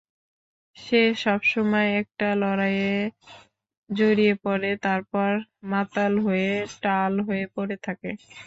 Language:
Bangla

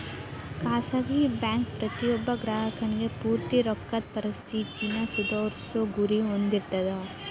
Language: Kannada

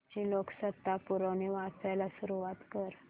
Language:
Marathi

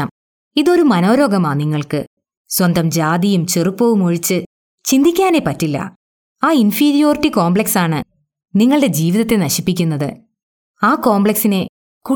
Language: Malayalam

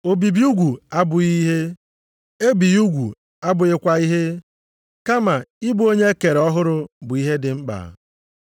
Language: Igbo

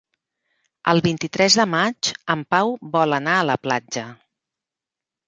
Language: Catalan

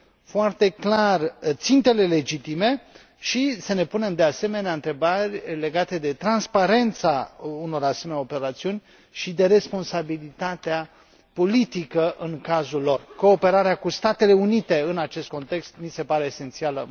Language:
Romanian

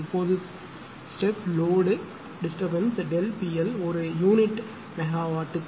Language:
Tamil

